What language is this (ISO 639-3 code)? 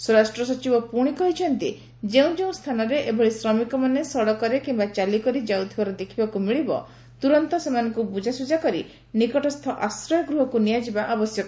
ori